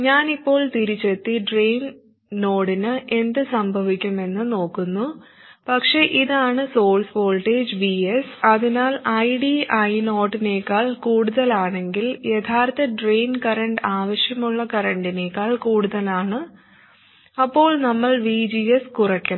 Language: Malayalam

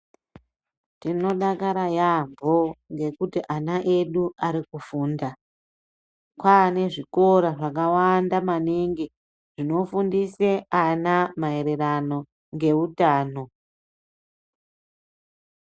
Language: Ndau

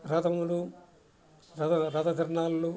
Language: Telugu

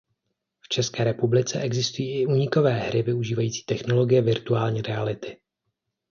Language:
Czech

